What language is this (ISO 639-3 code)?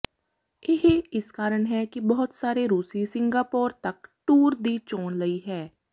pan